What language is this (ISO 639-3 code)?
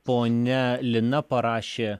lit